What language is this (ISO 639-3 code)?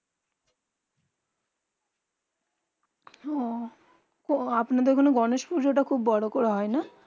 ben